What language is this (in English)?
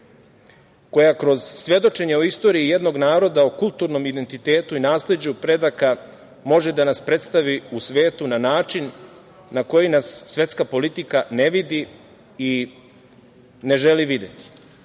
Serbian